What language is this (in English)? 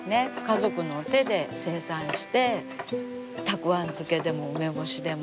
Japanese